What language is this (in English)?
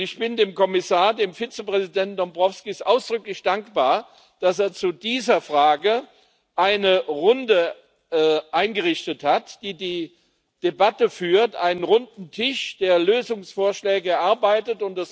German